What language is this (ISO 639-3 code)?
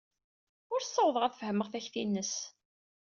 kab